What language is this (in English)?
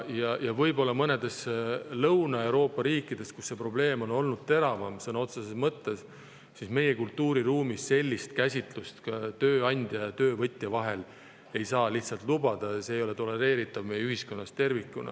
Estonian